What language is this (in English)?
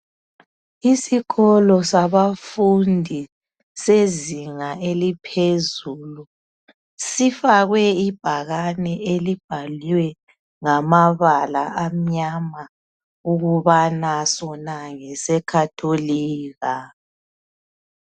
North Ndebele